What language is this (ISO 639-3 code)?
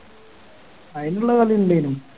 mal